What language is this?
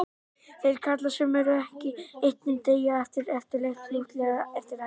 Icelandic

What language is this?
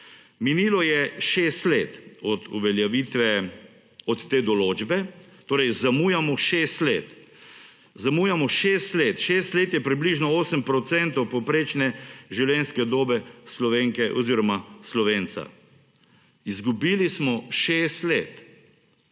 Slovenian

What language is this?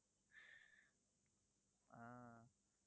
Tamil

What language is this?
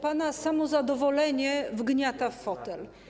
Polish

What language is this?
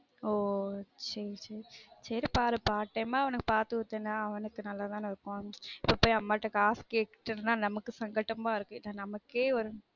Tamil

